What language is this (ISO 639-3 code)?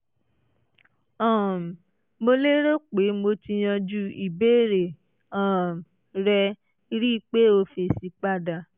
yor